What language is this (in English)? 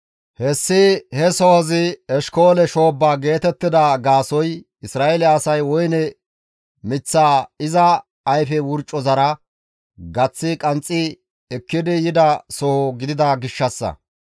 Gamo